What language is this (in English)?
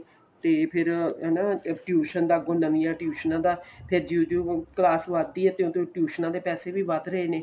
Punjabi